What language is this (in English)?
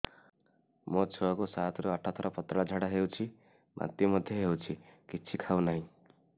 Odia